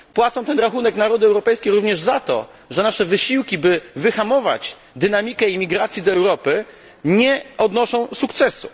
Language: Polish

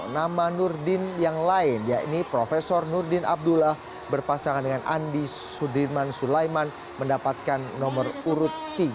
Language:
Indonesian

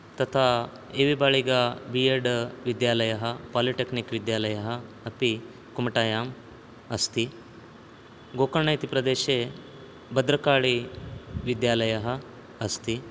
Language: Sanskrit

